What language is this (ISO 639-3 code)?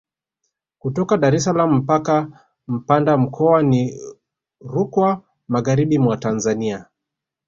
swa